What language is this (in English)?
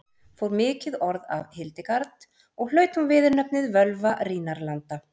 Icelandic